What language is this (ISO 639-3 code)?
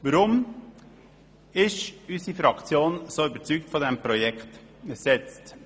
gsw